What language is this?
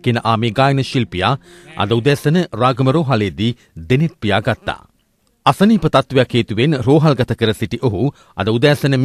Italian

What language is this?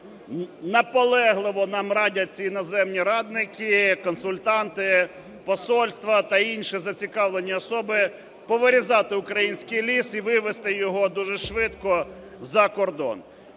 Ukrainian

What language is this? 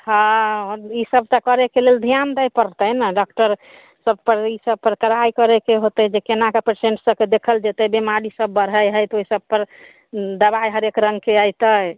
Maithili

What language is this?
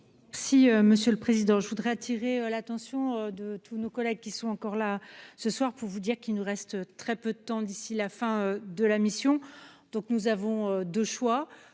French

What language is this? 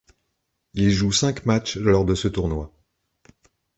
French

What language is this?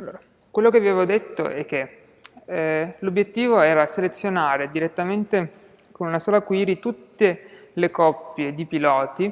Italian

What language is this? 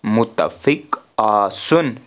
Kashmiri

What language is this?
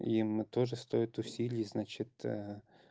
Russian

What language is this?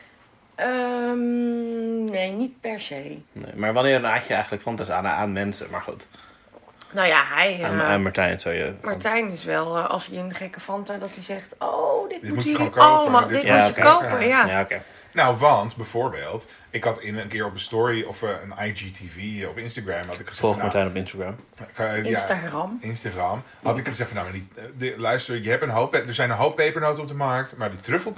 Dutch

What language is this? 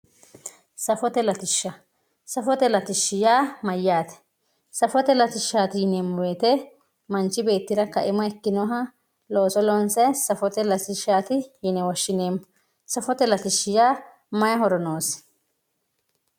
Sidamo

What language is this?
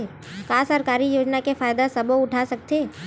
Chhattisgarhi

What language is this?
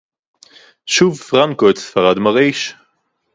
Hebrew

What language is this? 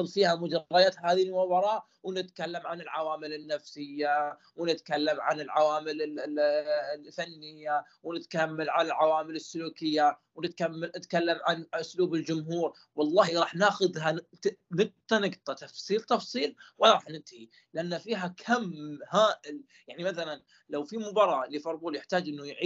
Arabic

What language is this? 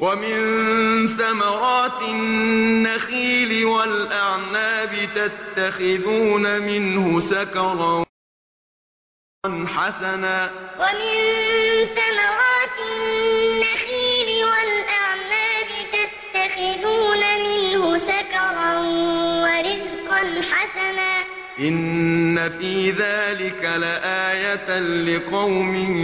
Arabic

